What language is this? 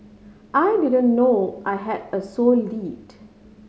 English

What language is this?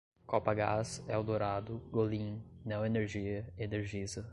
Portuguese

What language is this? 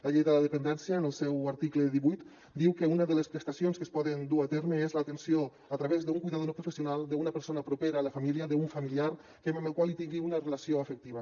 Catalan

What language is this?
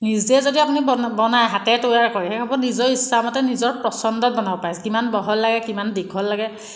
Assamese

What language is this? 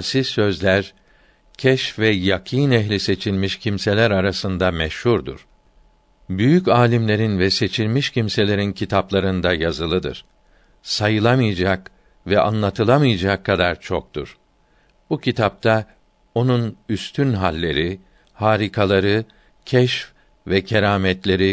Turkish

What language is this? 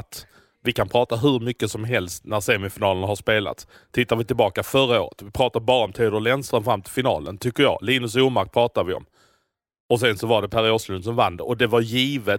Swedish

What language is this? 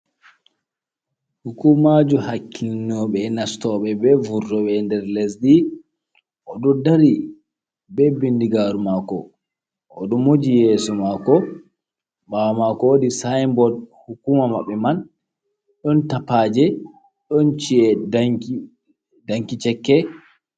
Fula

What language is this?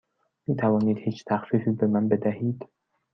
Persian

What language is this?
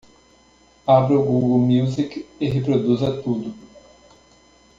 Portuguese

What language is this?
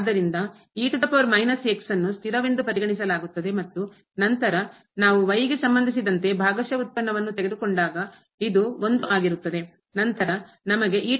Kannada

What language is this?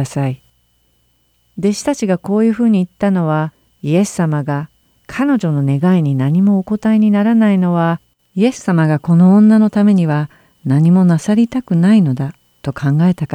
Japanese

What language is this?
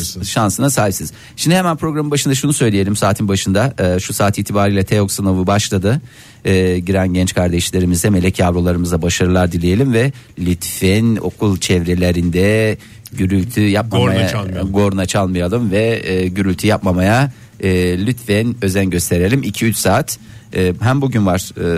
Turkish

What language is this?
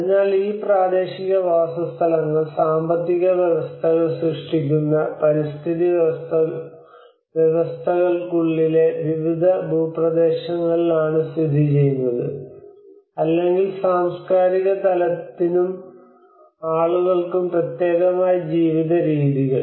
Malayalam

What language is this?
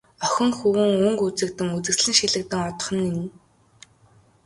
Mongolian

